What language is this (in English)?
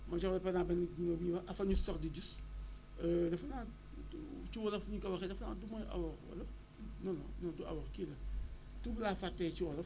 Wolof